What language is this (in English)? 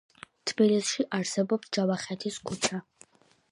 Georgian